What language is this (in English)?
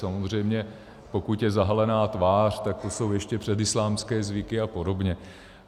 Czech